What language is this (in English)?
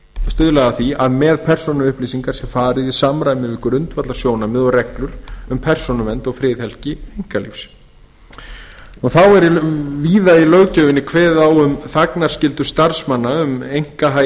Icelandic